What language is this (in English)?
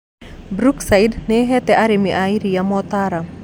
Kikuyu